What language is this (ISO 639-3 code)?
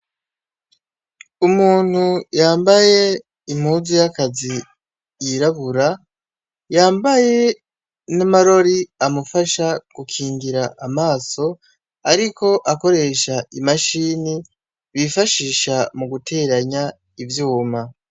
run